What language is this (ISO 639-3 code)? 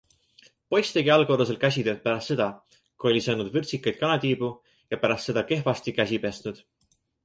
est